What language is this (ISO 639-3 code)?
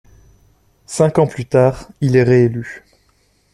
fra